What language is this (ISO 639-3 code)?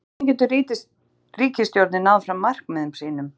isl